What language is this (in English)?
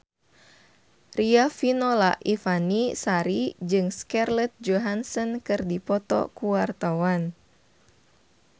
Sundanese